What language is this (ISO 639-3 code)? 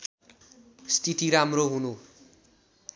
nep